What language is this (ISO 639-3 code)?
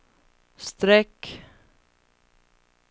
swe